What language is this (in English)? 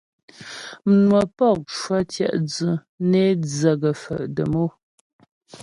Ghomala